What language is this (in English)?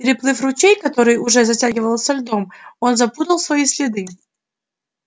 Russian